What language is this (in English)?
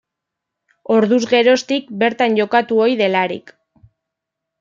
Basque